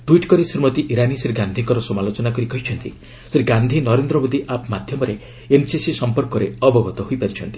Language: Odia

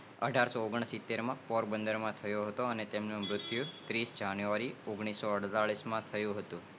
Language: Gujarati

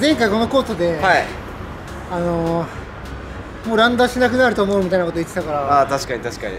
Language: Japanese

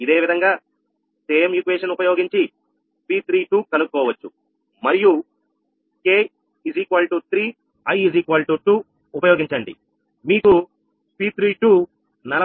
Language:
Telugu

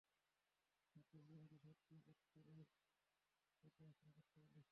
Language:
Bangla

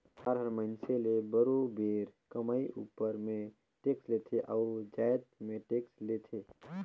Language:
Chhattisgarhi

